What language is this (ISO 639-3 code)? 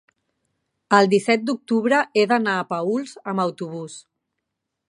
cat